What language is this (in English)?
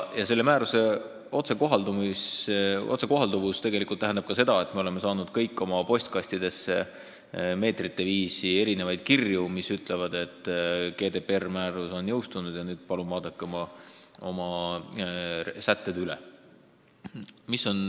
Estonian